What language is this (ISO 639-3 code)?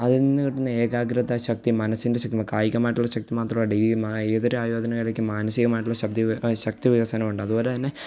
mal